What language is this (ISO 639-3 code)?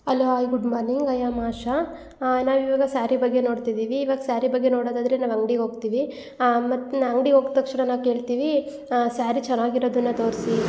kan